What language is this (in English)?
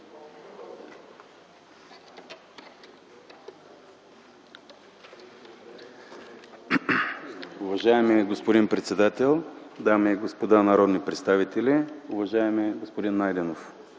Bulgarian